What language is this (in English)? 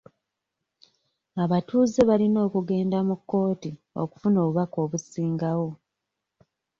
Ganda